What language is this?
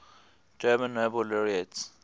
English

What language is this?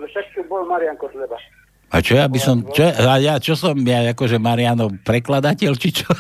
Slovak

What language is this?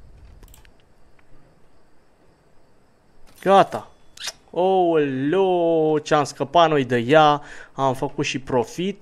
Romanian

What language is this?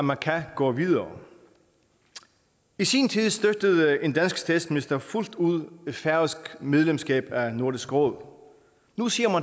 Danish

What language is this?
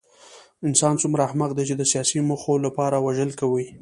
Pashto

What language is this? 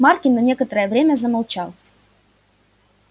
Russian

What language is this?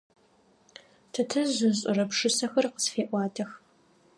Adyghe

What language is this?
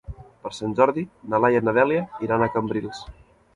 Catalan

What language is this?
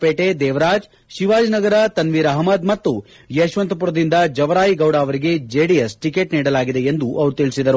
Kannada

